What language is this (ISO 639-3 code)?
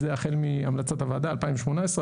heb